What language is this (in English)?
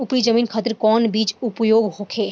Bhojpuri